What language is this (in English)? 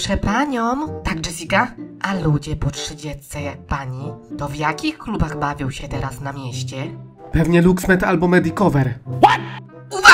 Polish